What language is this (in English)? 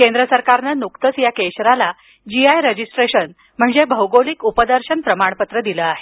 Marathi